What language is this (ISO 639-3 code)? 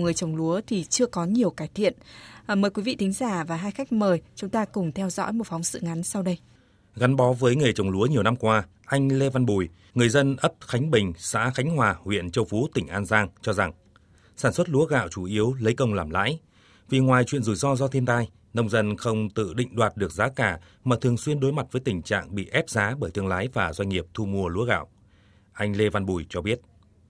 vie